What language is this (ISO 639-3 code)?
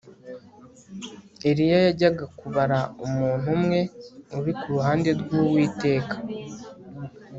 kin